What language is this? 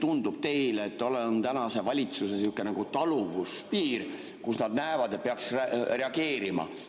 Estonian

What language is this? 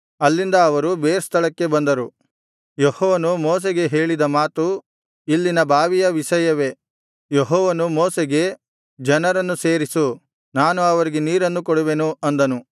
Kannada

